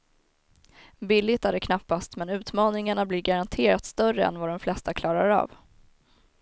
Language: Swedish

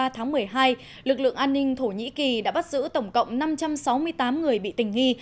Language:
Vietnamese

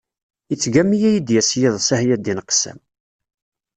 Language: Kabyle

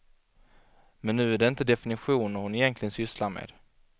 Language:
Swedish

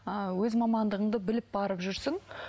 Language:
Kazakh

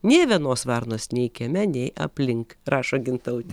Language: Lithuanian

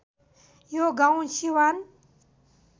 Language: Nepali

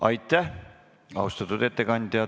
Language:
Estonian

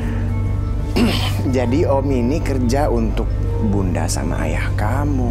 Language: Indonesian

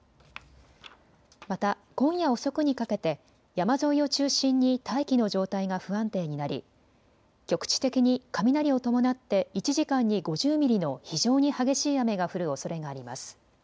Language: Japanese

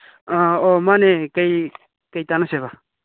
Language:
Manipuri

